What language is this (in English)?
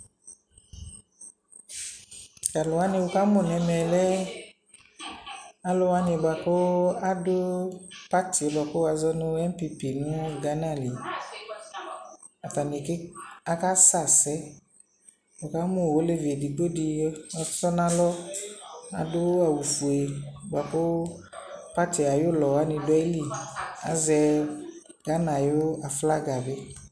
Ikposo